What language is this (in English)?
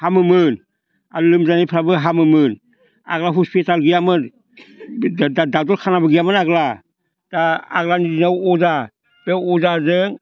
Bodo